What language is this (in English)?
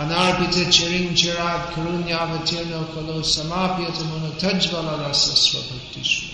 Hindi